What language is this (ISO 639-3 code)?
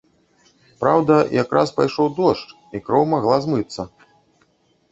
bel